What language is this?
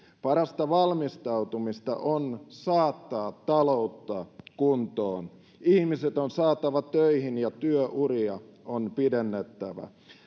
Finnish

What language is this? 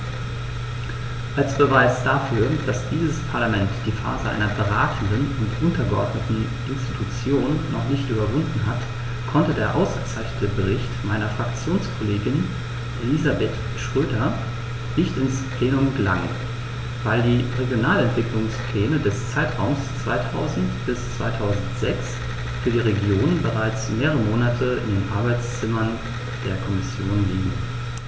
German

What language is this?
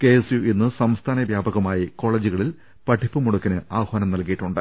Malayalam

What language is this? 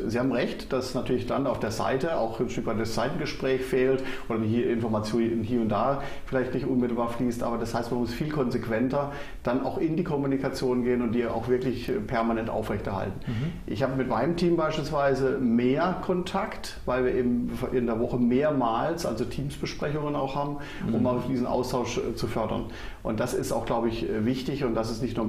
German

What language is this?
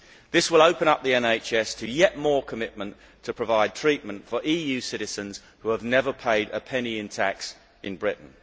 English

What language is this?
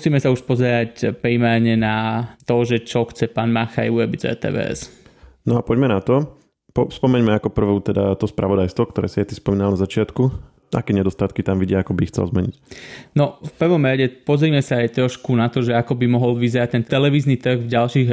Slovak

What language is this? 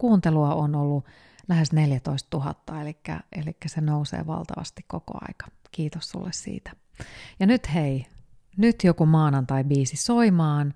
Finnish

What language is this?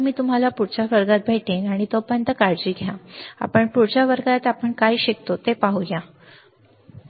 Marathi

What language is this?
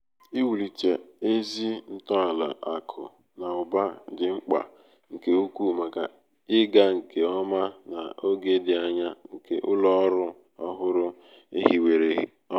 Igbo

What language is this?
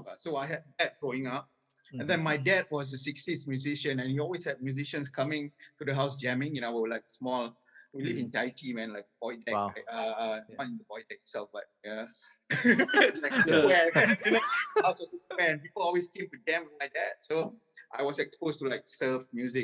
English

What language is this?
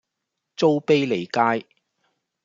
Cantonese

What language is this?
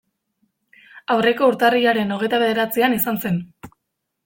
Basque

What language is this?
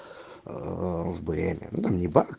Russian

